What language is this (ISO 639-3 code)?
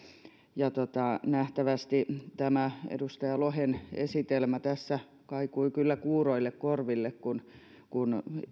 fin